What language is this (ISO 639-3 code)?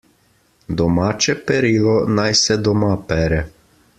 slv